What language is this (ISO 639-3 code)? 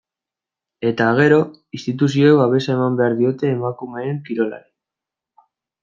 eus